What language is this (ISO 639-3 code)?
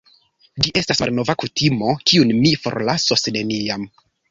epo